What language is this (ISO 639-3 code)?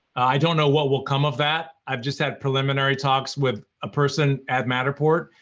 eng